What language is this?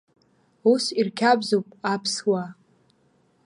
Abkhazian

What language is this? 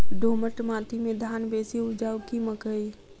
Maithili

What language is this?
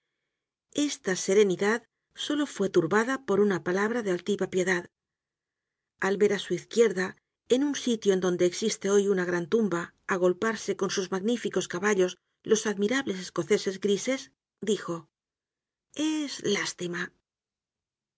Spanish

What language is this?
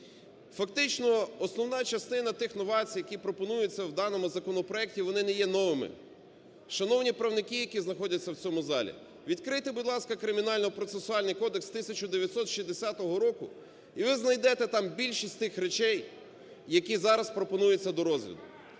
Ukrainian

